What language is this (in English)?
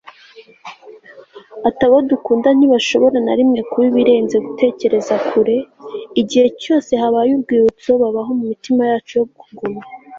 Kinyarwanda